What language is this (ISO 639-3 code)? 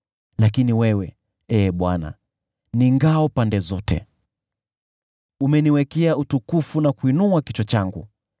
swa